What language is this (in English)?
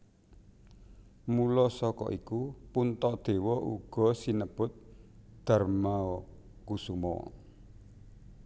Javanese